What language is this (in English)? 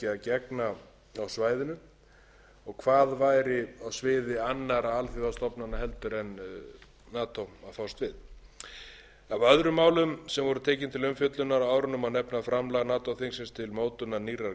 Icelandic